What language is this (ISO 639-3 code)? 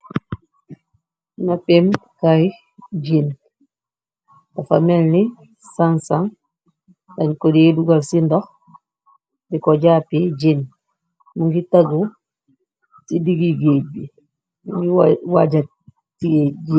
wol